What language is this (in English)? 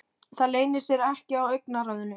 Icelandic